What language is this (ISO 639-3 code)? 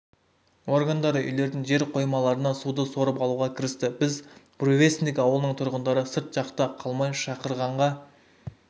kaz